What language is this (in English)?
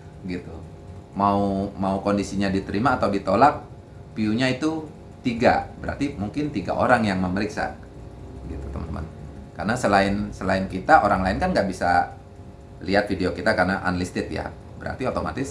Indonesian